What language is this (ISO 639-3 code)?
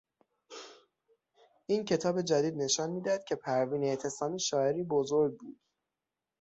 fas